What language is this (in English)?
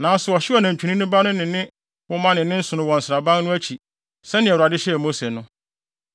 Akan